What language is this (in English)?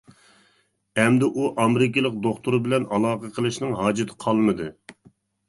Uyghur